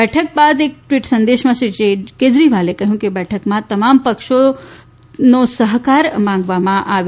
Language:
Gujarati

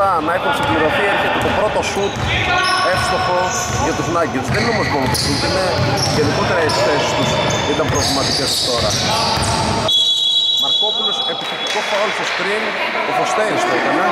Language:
Greek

